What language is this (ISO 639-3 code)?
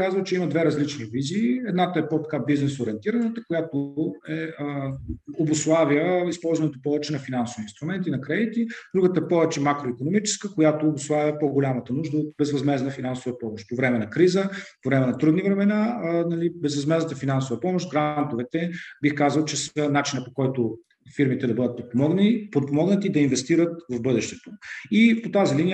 bul